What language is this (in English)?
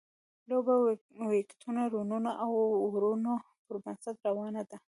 Pashto